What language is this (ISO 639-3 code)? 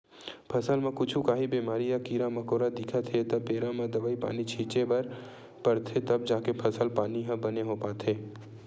hne